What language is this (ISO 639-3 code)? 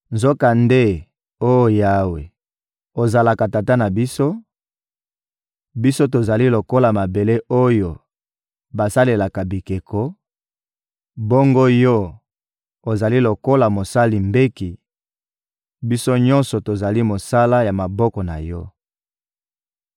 lin